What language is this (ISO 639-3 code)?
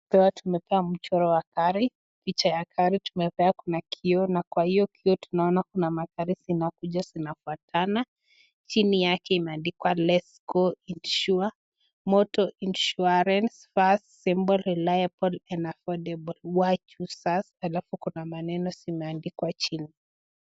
swa